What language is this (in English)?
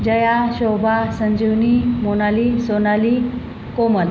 Marathi